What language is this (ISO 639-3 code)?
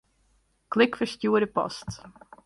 fry